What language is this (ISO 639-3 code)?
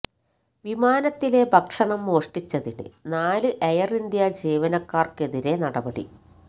mal